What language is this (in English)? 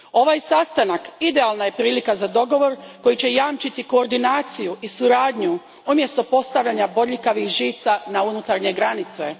Croatian